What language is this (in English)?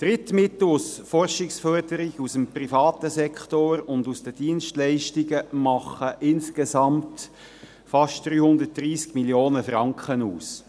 Swiss German